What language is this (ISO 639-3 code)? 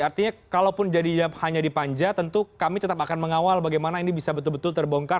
ind